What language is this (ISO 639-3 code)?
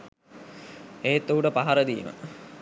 sin